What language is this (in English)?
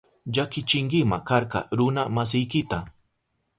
Southern Pastaza Quechua